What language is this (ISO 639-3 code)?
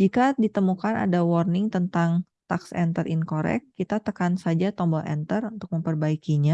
ind